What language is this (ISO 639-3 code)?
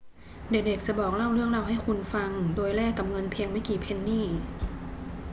tha